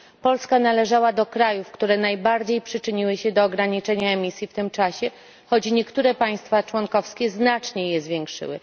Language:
Polish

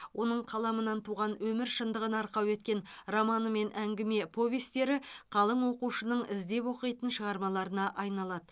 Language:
Kazakh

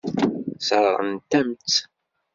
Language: Kabyle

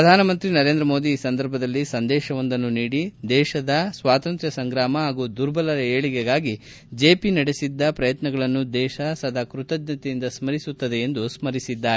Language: Kannada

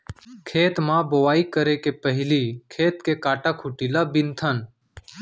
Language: Chhattisgarhi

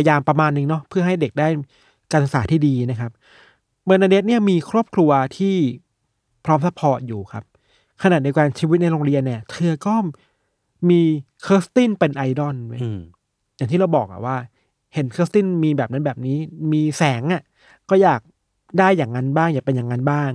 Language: Thai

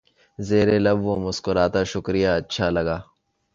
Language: Urdu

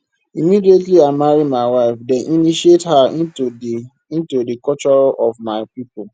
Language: Nigerian Pidgin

